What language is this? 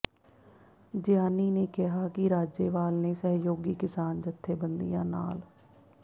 Punjabi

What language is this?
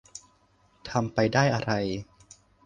Thai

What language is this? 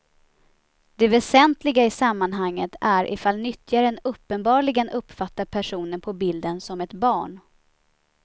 Swedish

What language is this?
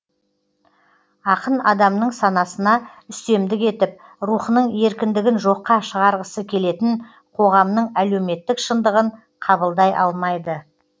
Kazakh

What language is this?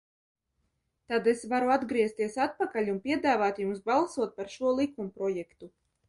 Latvian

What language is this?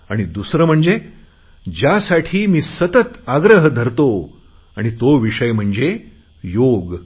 Marathi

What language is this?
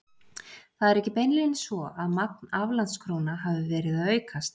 Icelandic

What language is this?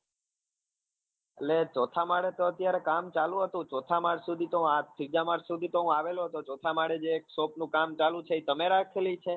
Gujarati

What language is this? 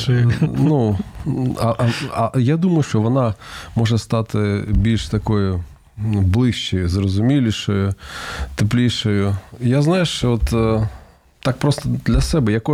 Ukrainian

